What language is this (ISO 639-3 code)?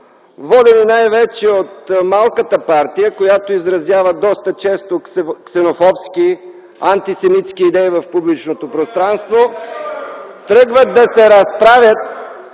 bul